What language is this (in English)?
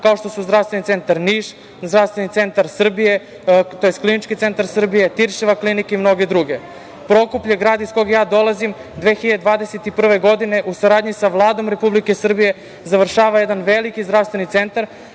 Serbian